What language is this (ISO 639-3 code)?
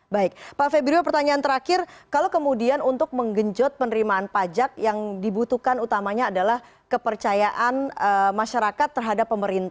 ind